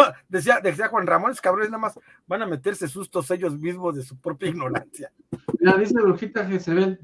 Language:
Spanish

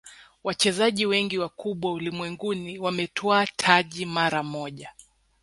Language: Swahili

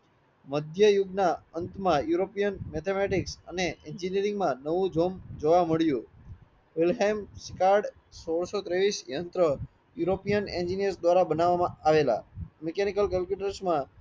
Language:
Gujarati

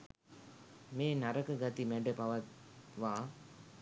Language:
Sinhala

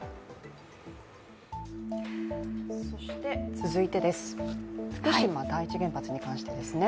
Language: Japanese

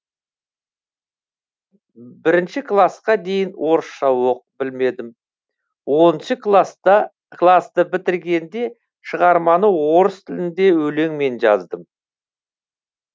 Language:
Kazakh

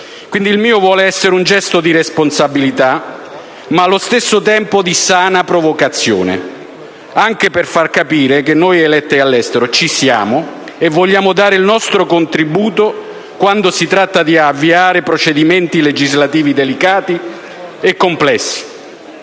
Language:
Italian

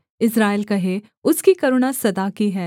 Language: Hindi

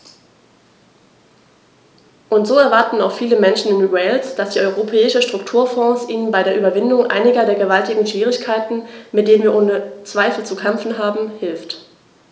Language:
German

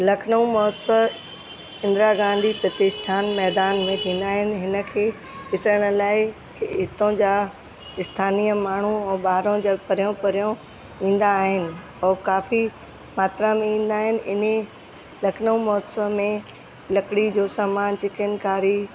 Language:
Sindhi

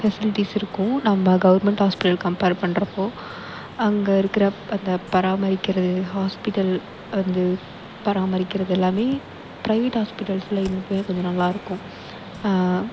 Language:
Tamil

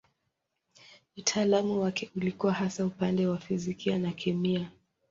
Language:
Swahili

